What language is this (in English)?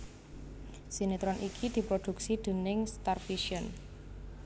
Javanese